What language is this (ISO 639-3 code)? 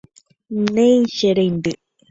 grn